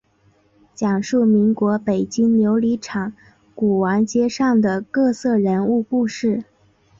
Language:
Chinese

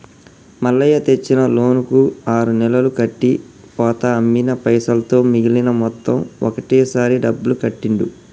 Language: Telugu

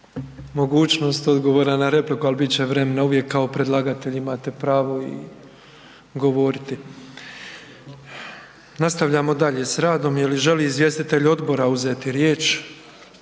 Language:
Croatian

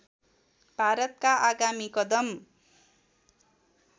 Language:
Nepali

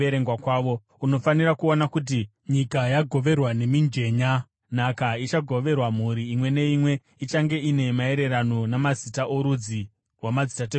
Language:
Shona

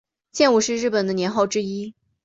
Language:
Chinese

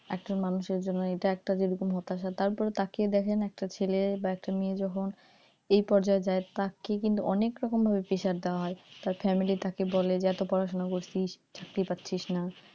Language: Bangla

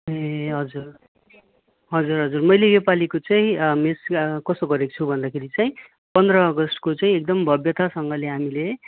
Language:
Nepali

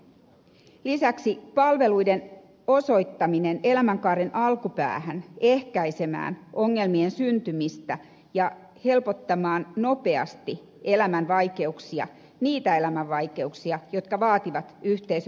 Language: Finnish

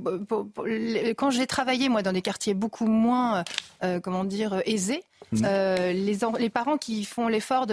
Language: French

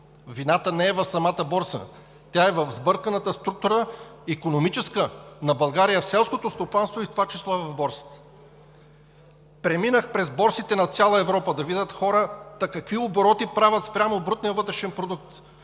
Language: Bulgarian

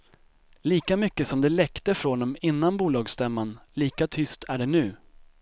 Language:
Swedish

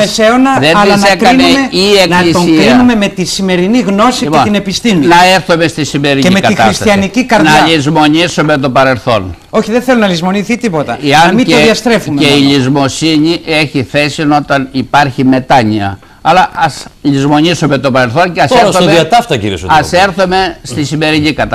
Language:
Greek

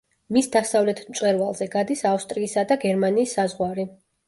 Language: Georgian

